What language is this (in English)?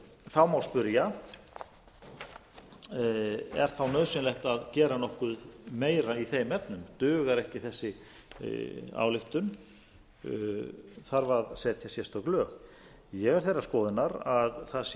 Icelandic